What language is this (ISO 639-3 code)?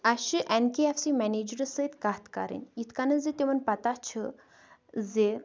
kas